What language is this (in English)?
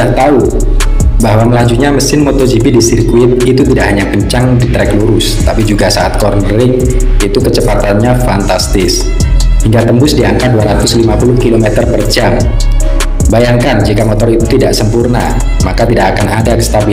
Indonesian